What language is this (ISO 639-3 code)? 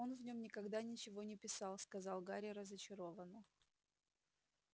rus